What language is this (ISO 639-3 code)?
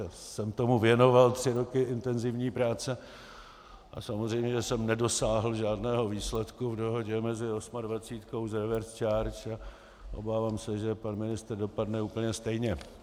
ces